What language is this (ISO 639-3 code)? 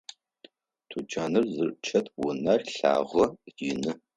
ady